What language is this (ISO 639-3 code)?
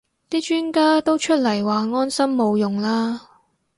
yue